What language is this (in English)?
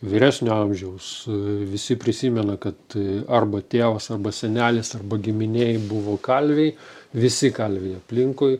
Lithuanian